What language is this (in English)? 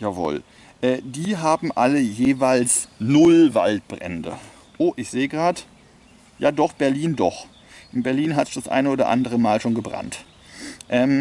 German